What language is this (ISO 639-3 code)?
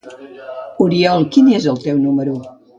cat